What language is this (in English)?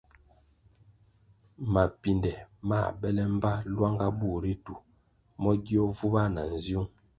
Kwasio